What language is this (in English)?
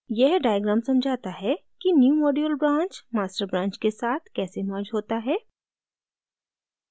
Hindi